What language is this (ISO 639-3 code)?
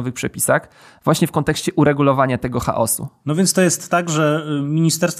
pol